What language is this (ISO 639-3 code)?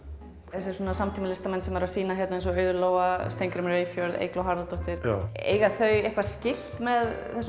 isl